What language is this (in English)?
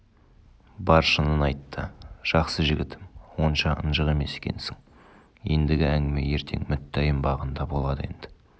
Kazakh